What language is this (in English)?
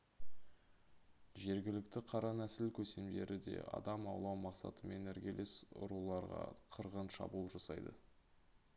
Kazakh